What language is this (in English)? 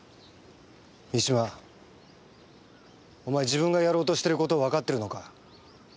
Japanese